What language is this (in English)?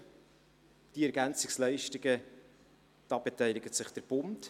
Swiss German